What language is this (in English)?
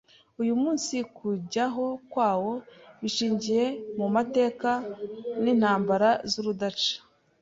Kinyarwanda